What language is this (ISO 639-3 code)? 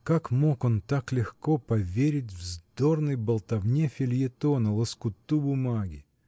rus